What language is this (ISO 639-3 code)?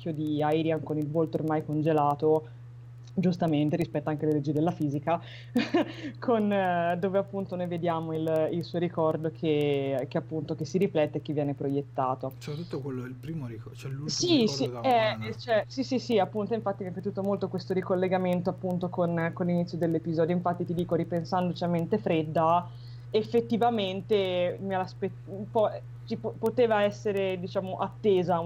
ita